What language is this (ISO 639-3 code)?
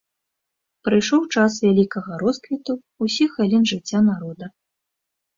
bel